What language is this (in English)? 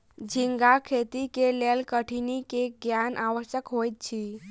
Maithili